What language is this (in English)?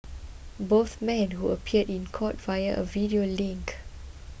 English